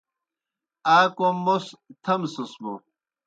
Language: Kohistani Shina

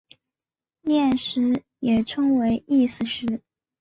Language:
Chinese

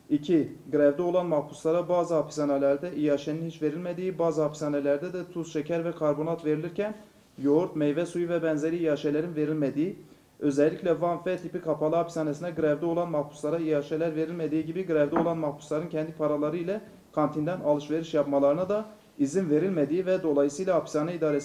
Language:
Turkish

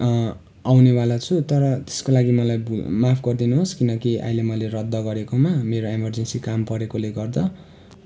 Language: Nepali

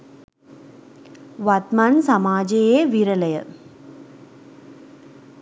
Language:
Sinhala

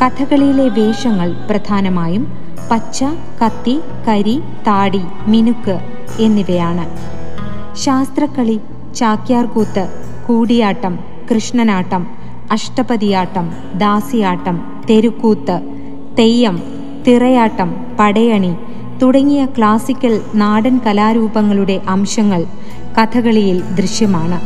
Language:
Malayalam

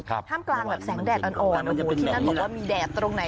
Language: Thai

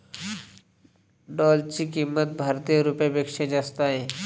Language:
Marathi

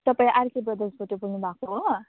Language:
Nepali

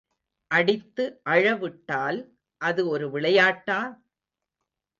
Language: Tamil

